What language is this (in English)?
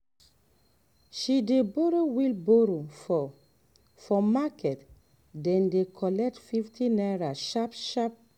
Nigerian Pidgin